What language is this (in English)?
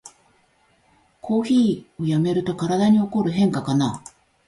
Japanese